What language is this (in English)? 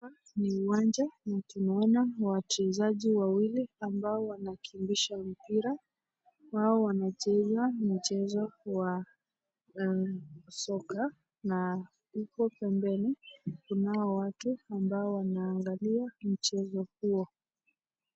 Swahili